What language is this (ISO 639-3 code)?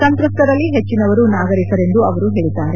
kan